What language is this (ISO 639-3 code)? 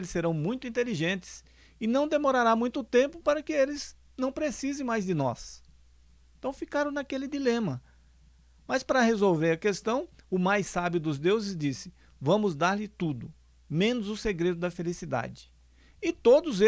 por